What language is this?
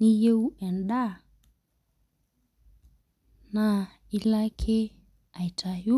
Masai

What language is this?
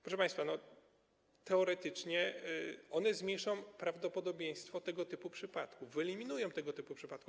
Polish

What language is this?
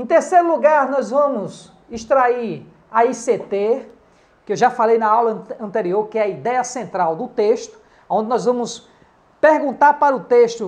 Portuguese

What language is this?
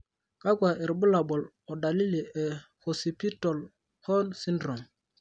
Masai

